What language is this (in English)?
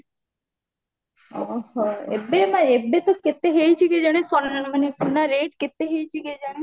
Odia